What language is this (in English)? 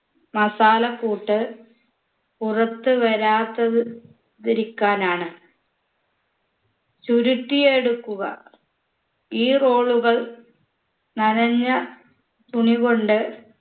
Malayalam